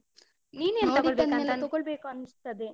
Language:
Kannada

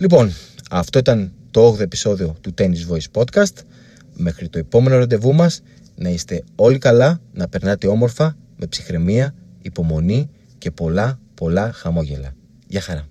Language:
Greek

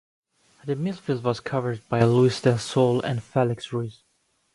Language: English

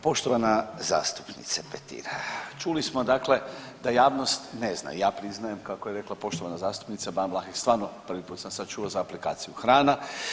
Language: Croatian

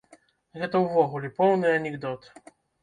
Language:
Belarusian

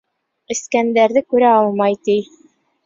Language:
Bashkir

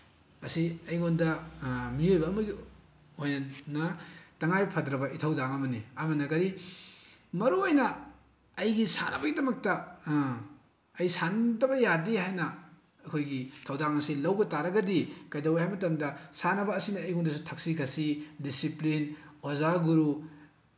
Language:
Manipuri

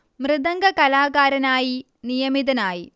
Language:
Malayalam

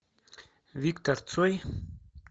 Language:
Russian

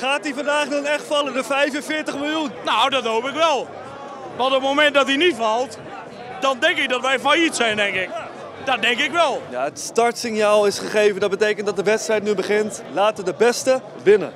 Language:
Dutch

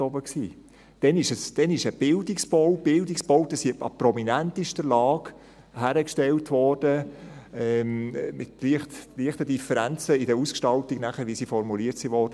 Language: Swiss German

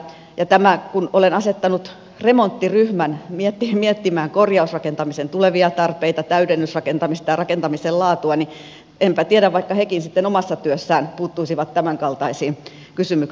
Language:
Finnish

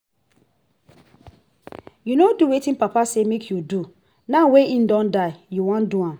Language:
Nigerian Pidgin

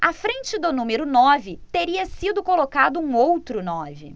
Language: Portuguese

